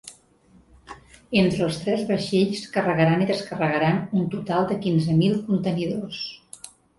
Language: Catalan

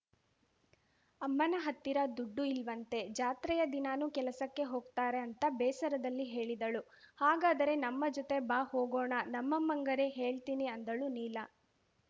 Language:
Kannada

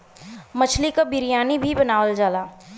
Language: Bhojpuri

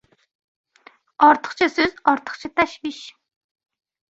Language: Uzbek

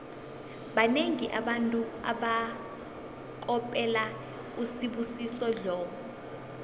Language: South Ndebele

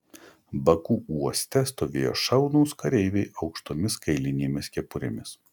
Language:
Lithuanian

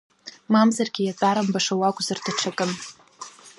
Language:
Abkhazian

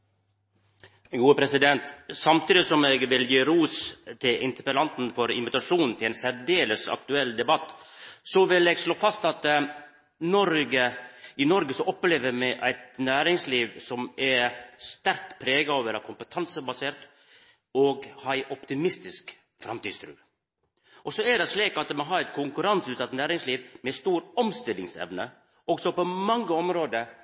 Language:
Norwegian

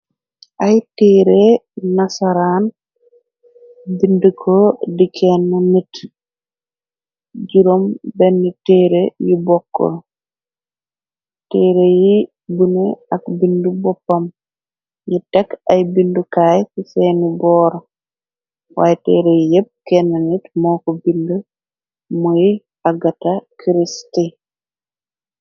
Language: Wolof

